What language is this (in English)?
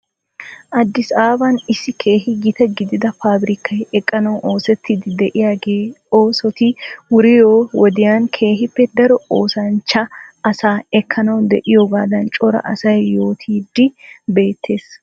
Wolaytta